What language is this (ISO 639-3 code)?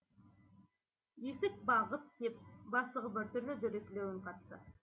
kaz